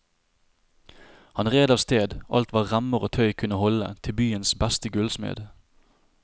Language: Norwegian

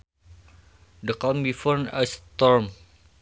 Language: Sundanese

